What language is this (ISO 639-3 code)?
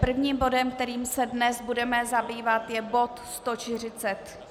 ces